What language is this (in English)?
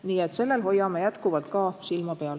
Estonian